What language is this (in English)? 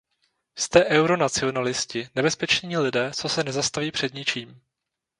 Czech